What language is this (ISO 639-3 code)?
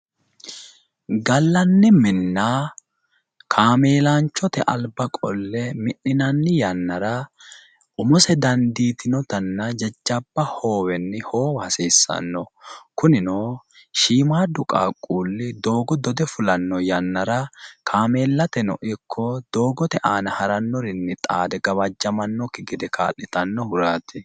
sid